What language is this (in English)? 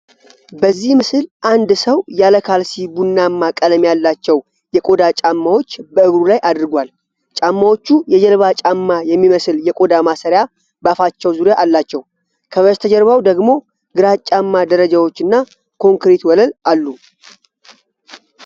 Amharic